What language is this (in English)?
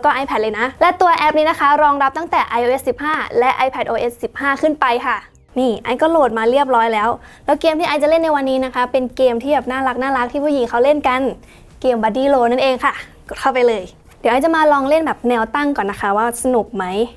Thai